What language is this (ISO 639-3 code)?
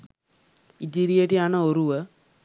sin